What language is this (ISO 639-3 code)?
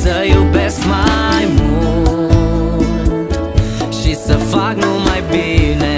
ron